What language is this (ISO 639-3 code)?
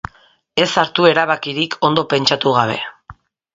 eus